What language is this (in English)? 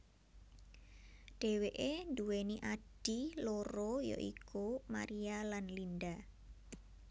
Javanese